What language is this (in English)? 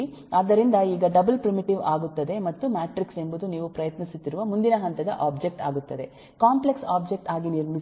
Kannada